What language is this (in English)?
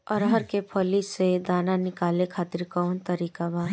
Bhojpuri